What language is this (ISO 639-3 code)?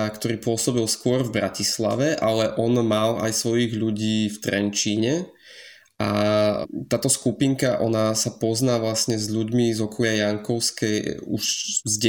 slk